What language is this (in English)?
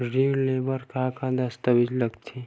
Chhattisgarhi